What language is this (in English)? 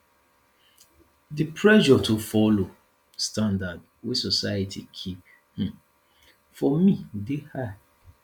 Nigerian Pidgin